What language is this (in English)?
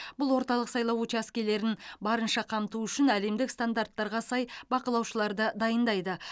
Kazakh